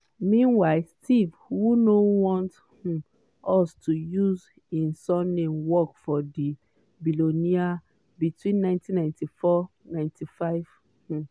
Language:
Nigerian Pidgin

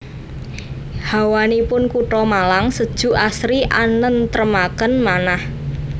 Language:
Javanese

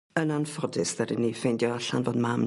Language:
Welsh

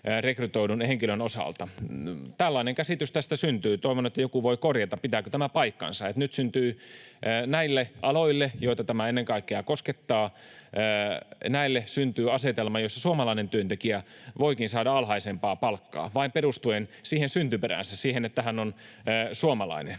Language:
Finnish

